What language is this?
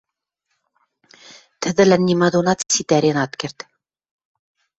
Western Mari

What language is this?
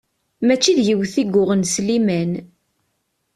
Kabyle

